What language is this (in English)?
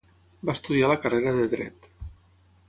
Catalan